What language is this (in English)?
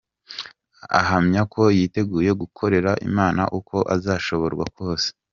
Kinyarwanda